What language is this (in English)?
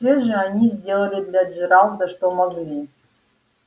Russian